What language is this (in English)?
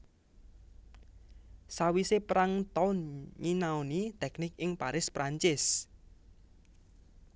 Javanese